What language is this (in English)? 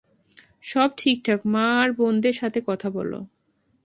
Bangla